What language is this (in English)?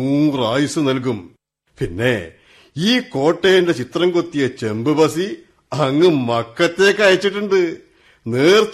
Malayalam